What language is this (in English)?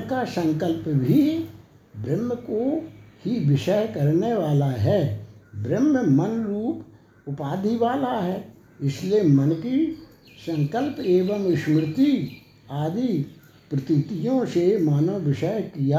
Hindi